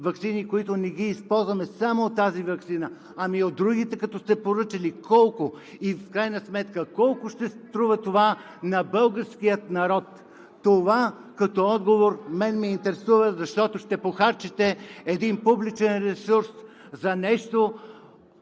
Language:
Bulgarian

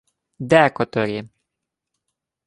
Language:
Ukrainian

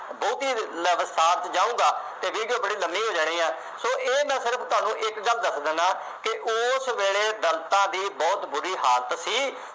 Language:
Punjabi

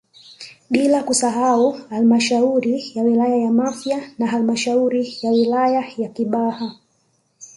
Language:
Swahili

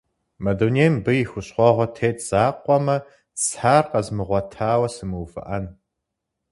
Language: Kabardian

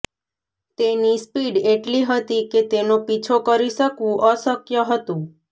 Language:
Gujarati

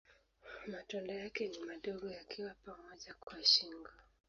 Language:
Swahili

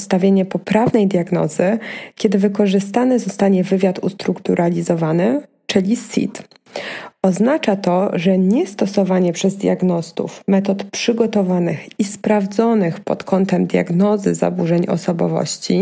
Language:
Polish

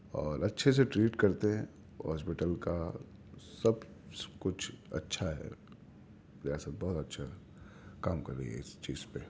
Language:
Urdu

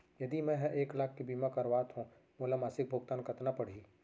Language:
Chhattisgarhi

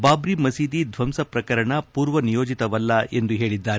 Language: Kannada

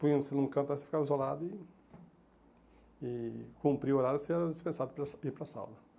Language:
Portuguese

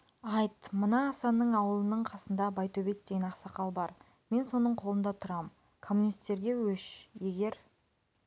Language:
Kazakh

